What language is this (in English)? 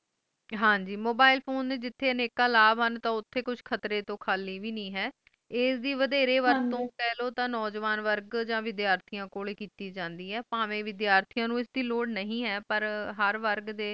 Punjabi